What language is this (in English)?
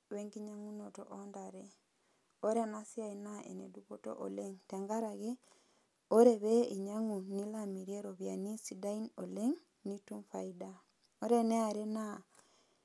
Masai